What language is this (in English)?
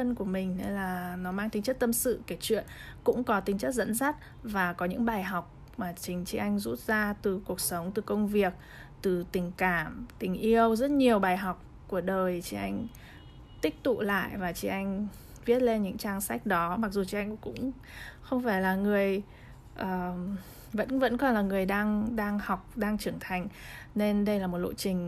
Vietnamese